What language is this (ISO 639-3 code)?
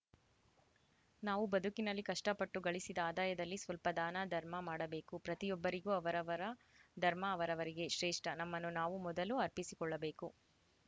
kan